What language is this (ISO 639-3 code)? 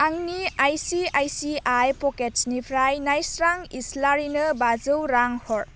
brx